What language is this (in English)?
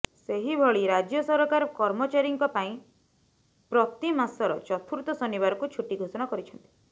Odia